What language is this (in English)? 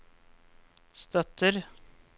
Norwegian